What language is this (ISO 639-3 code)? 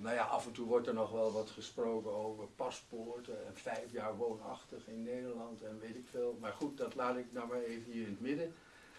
nld